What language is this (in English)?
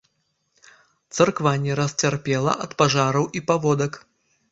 Belarusian